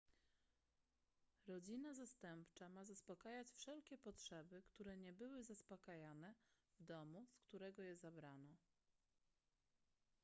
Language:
Polish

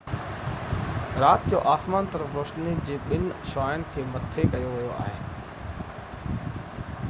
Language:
Sindhi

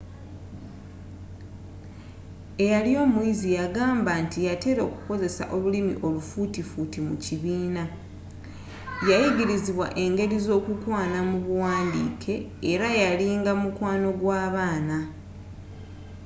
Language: Ganda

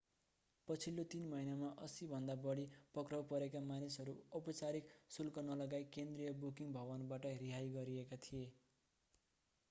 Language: Nepali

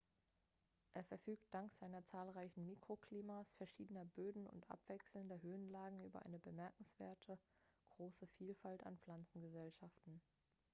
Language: German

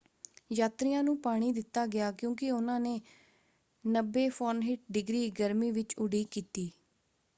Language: Punjabi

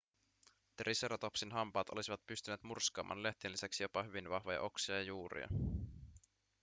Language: Finnish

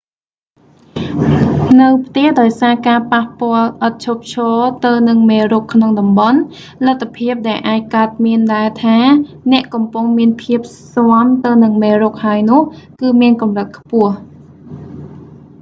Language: Khmer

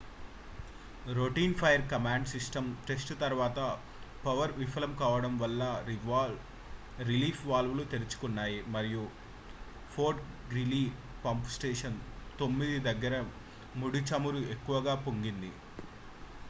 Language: Telugu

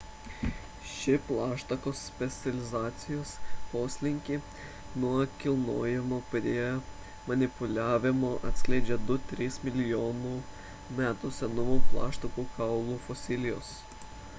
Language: Lithuanian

